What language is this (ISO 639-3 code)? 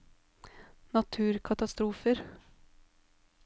nor